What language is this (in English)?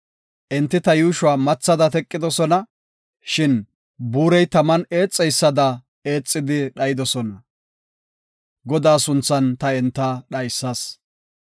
Gofa